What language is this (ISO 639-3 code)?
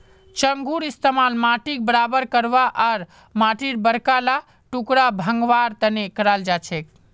mag